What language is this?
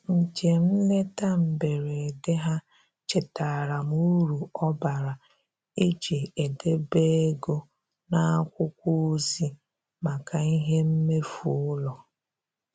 Igbo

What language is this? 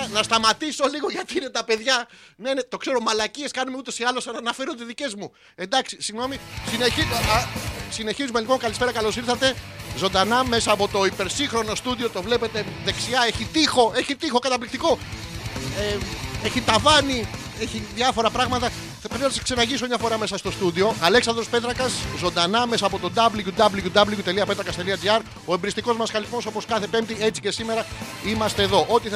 Greek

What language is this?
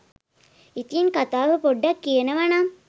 Sinhala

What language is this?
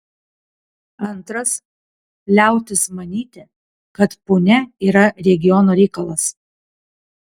Lithuanian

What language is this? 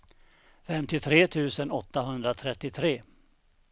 Swedish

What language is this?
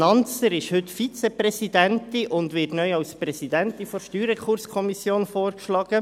Swiss German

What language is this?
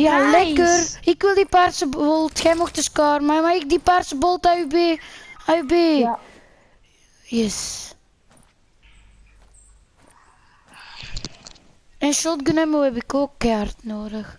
Dutch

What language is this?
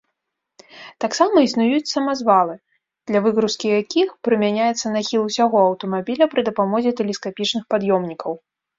Belarusian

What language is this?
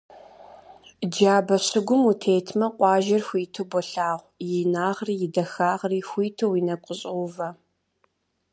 Kabardian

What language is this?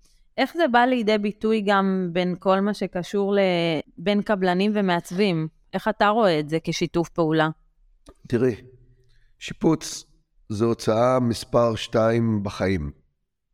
Hebrew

